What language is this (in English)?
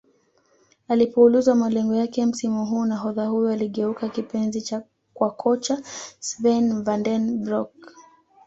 Swahili